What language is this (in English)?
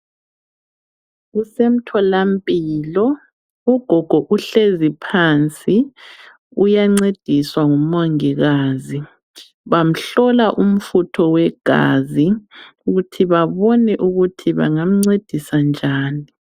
North Ndebele